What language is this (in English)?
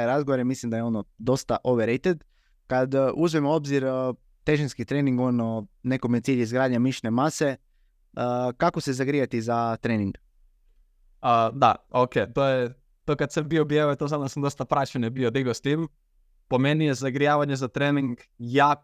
Croatian